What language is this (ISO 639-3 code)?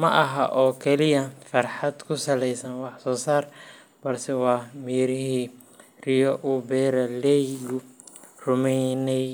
som